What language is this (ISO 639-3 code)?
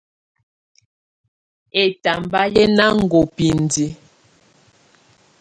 tvu